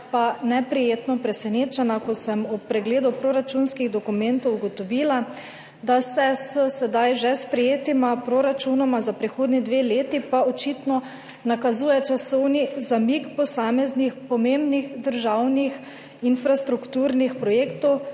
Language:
Slovenian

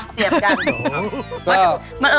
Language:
Thai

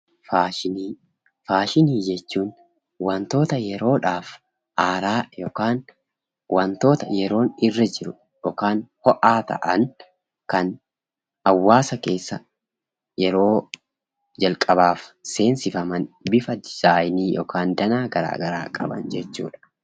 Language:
Oromo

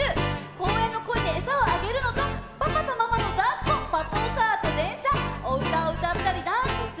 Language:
Japanese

